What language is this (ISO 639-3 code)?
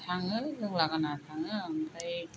brx